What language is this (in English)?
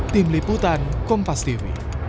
Indonesian